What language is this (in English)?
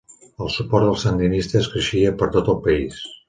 Catalan